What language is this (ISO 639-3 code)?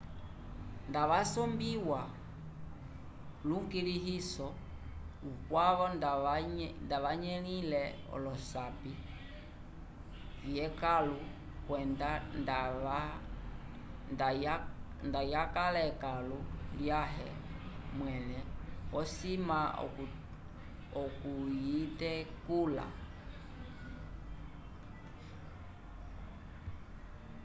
umb